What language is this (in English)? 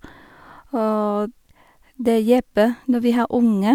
Norwegian